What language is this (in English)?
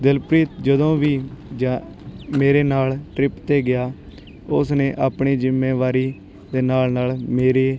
Punjabi